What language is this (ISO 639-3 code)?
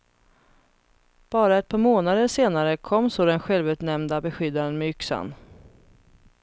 swe